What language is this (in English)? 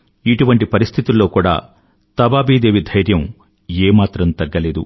Telugu